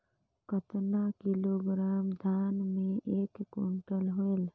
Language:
Chhattisgarhi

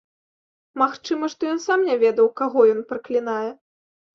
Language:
Belarusian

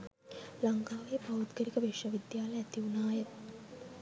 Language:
Sinhala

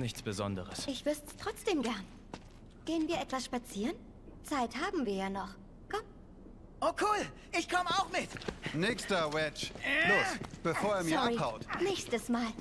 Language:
German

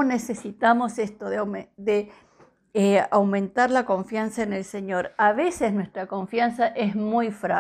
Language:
Spanish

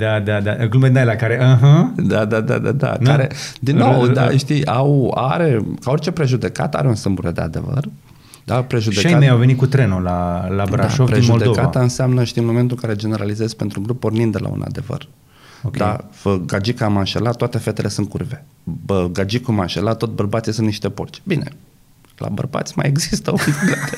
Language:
Romanian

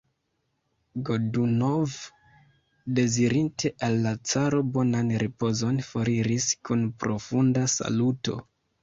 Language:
Esperanto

